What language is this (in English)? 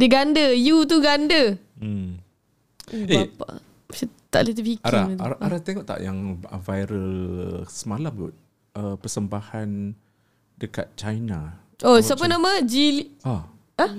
Malay